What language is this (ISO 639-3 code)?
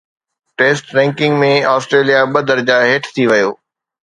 snd